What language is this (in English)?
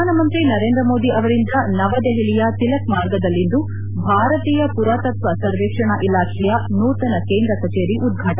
Kannada